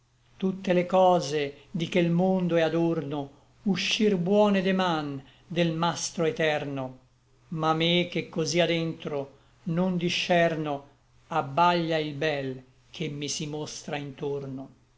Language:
Italian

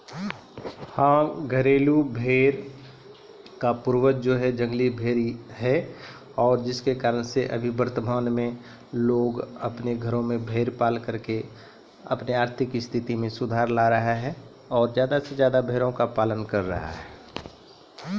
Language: Maithili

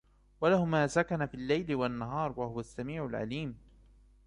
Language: Arabic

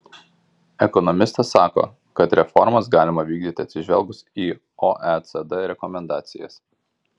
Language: Lithuanian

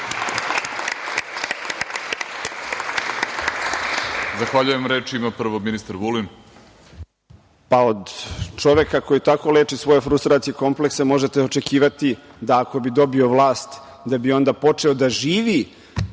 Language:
Serbian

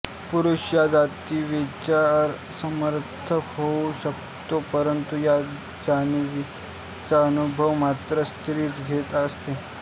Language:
Marathi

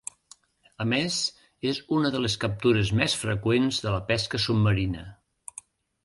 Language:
Catalan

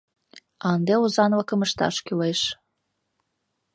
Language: Mari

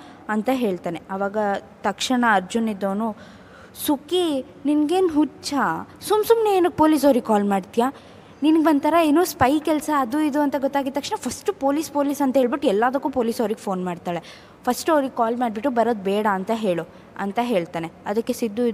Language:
Kannada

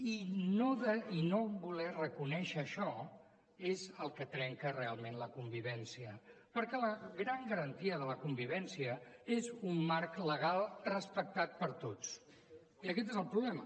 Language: Catalan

